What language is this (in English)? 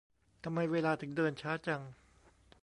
Thai